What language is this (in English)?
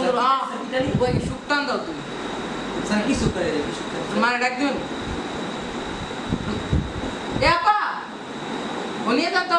Bangla